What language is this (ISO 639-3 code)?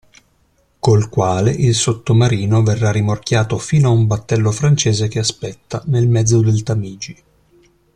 ita